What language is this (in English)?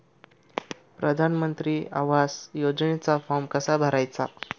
Marathi